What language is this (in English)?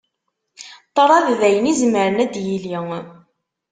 Kabyle